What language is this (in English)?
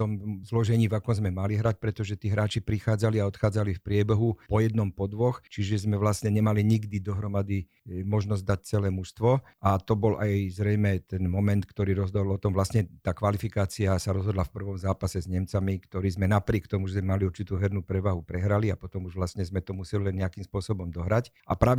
Slovak